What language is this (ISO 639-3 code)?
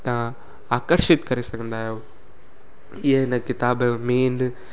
snd